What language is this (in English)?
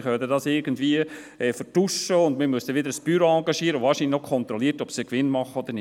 Swiss German